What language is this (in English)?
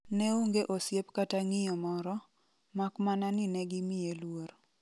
Luo (Kenya and Tanzania)